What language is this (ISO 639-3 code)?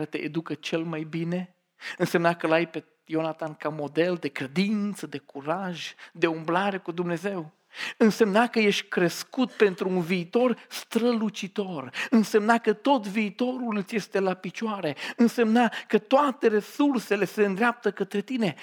ron